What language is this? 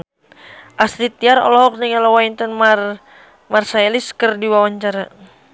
Sundanese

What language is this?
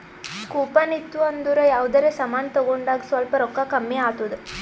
Kannada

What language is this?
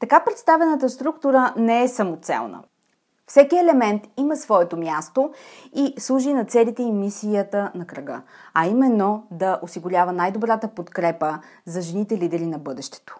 Bulgarian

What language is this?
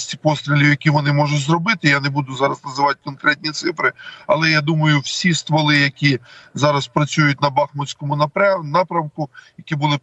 Ukrainian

